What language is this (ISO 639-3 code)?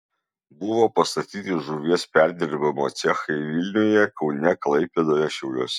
lit